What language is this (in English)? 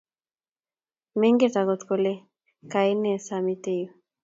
Kalenjin